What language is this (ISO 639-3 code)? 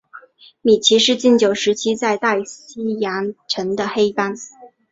zho